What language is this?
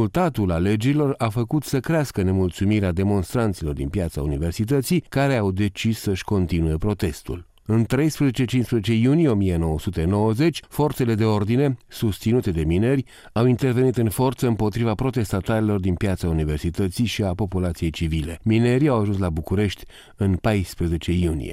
Romanian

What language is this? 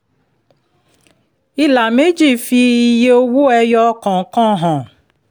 Yoruba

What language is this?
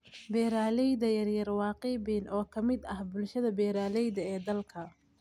Somali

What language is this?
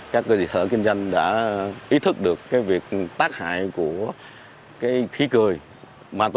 Vietnamese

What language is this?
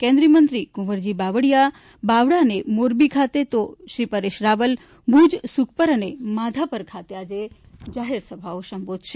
Gujarati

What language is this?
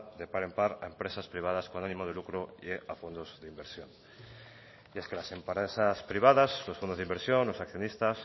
Spanish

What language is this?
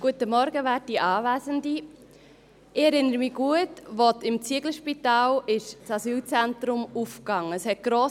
Swiss German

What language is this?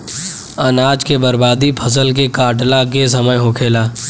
Bhojpuri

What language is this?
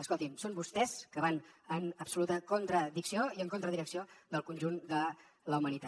Catalan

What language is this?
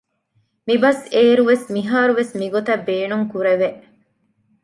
Divehi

